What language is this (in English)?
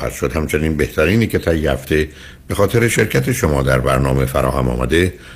Persian